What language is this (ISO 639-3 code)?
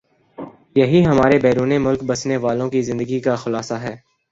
urd